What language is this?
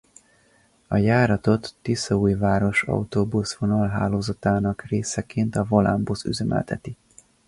Hungarian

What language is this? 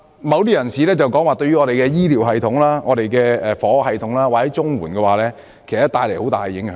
Cantonese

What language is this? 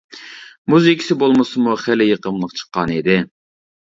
Uyghur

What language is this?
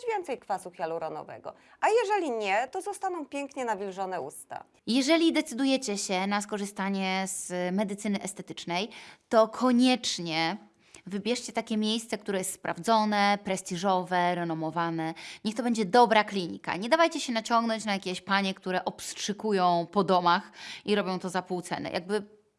Polish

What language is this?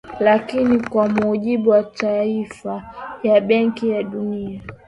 Swahili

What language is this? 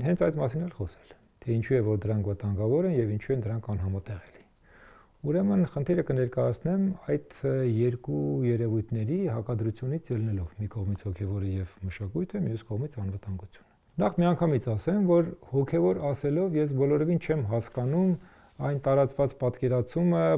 Romanian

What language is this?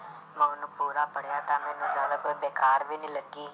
Punjabi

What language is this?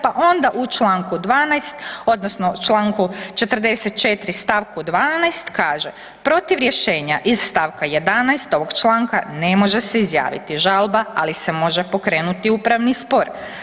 Croatian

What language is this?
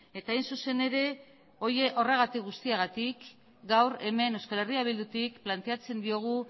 Basque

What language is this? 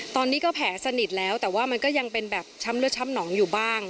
Thai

